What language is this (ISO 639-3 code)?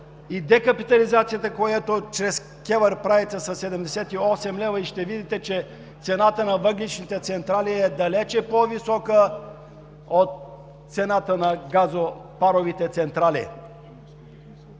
bul